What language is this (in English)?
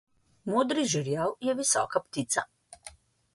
Slovenian